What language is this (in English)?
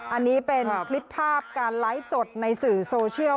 Thai